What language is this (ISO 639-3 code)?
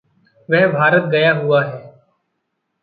hin